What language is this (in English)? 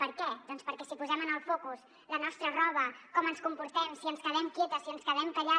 Catalan